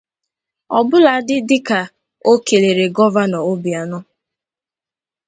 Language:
Igbo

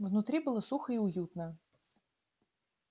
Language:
Russian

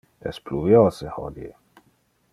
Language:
Interlingua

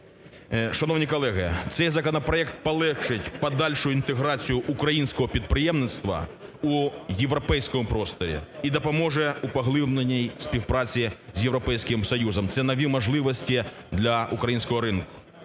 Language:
Ukrainian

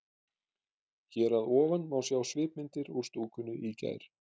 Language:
Icelandic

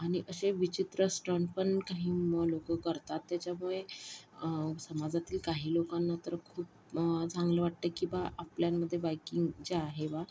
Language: Marathi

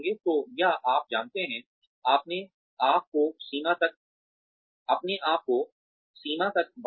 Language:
Hindi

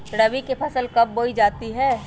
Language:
Magahi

